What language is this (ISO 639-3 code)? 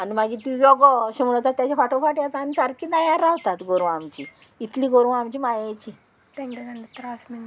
kok